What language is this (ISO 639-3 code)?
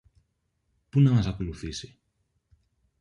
ell